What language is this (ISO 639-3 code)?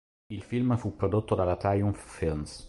ita